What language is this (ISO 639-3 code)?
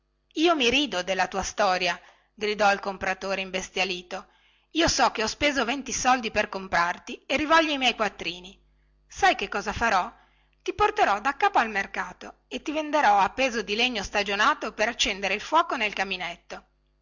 ita